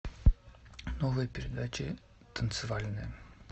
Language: Russian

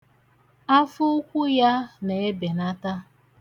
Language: Igbo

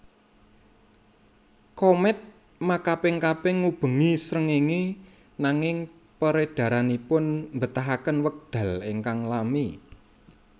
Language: Javanese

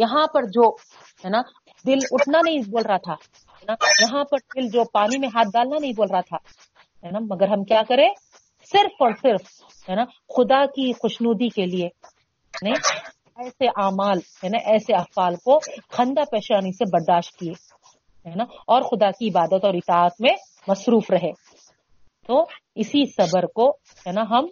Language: Urdu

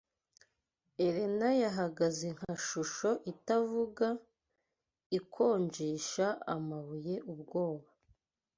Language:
Kinyarwanda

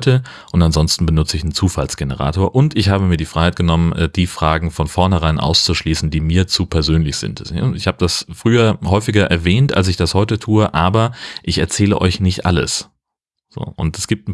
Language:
German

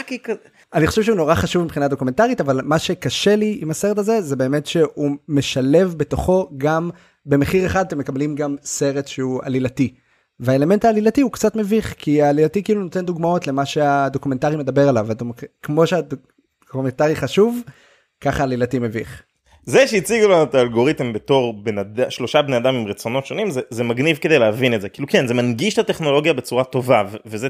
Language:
Hebrew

